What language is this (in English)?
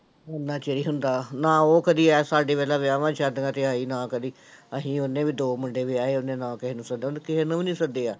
Punjabi